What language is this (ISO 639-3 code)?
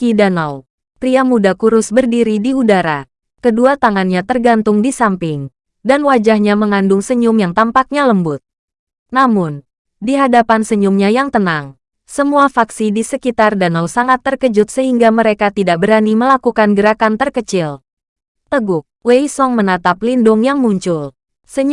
ind